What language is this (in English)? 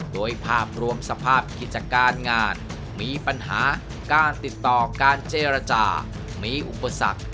Thai